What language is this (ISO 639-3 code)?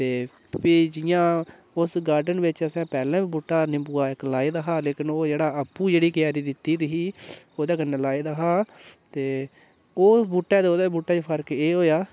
doi